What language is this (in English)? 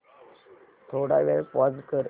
Marathi